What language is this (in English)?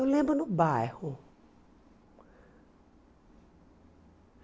Portuguese